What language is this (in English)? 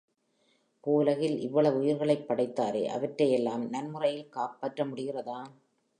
Tamil